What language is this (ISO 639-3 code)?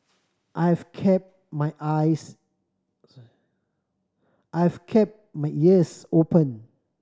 eng